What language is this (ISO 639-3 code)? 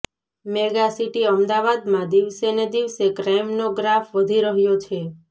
guj